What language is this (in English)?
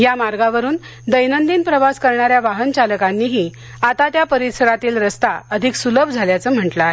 Marathi